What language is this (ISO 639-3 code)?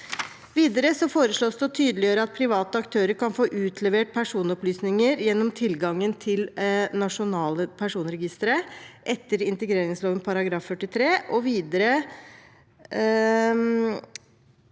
nor